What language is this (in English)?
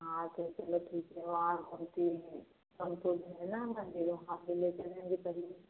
Hindi